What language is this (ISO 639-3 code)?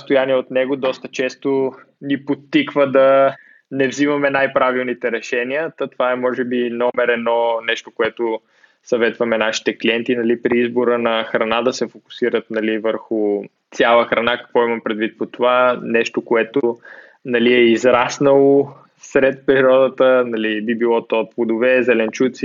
bul